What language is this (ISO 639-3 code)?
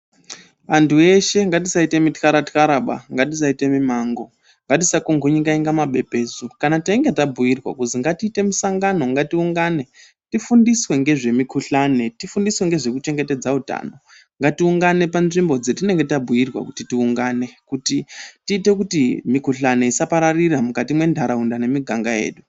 ndc